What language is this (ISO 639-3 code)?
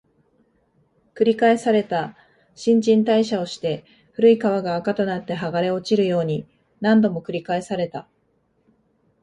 jpn